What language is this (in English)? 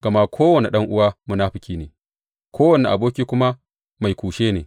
Hausa